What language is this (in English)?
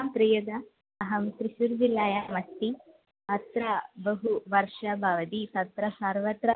Sanskrit